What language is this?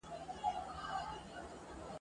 Pashto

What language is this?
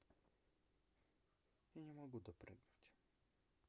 Russian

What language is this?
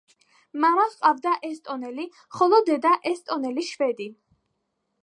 Georgian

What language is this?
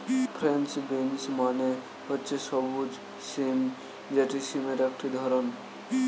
Bangla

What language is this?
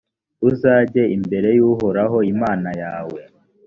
Kinyarwanda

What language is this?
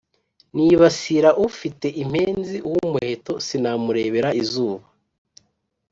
Kinyarwanda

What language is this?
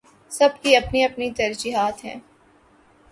Urdu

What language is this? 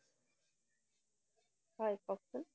Assamese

